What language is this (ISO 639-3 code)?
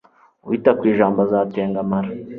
kin